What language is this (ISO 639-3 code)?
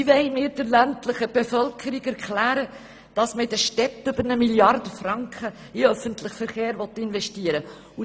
gsw